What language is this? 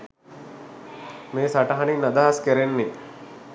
Sinhala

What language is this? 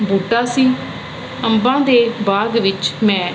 Punjabi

